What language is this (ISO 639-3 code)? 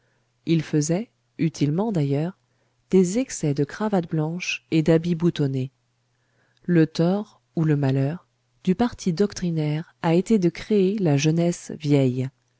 fra